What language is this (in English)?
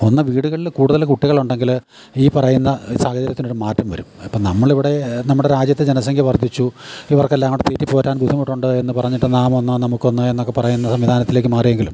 Malayalam